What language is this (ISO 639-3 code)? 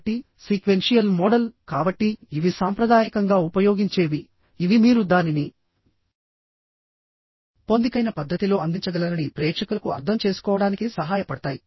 tel